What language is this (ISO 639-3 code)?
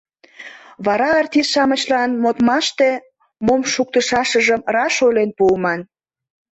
chm